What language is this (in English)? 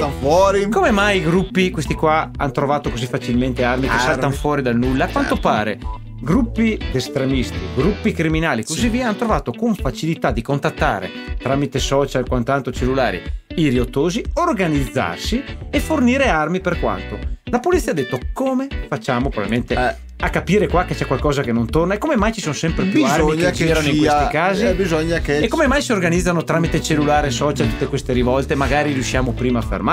Italian